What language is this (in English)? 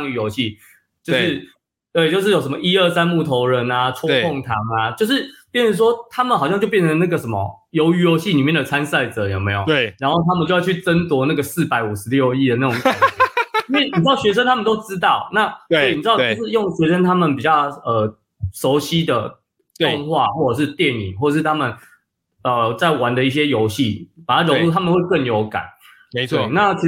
Chinese